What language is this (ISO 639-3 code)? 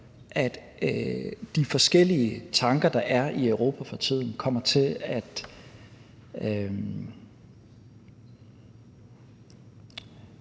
dan